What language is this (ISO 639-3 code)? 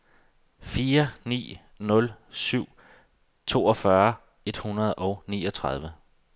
dan